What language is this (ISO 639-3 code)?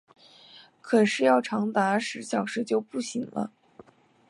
zho